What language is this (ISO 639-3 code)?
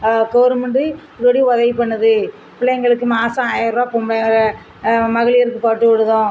tam